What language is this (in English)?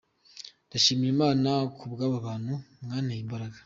Kinyarwanda